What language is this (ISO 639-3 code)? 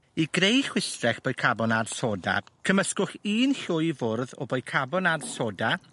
cym